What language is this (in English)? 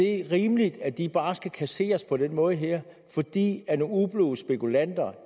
Danish